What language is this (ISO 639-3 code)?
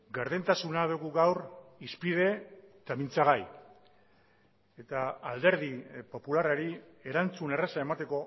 eus